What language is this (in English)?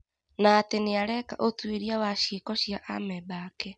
Kikuyu